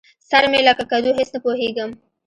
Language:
Pashto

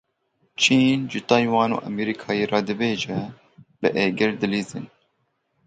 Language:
Kurdish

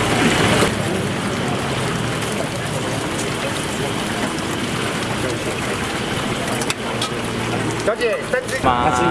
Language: Japanese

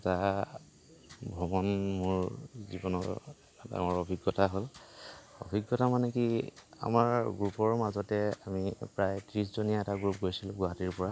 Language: Assamese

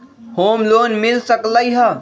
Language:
Magahi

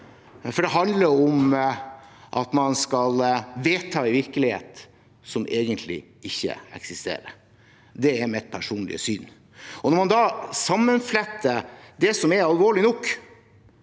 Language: Norwegian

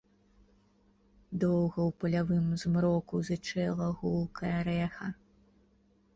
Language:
Belarusian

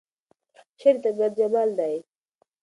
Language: Pashto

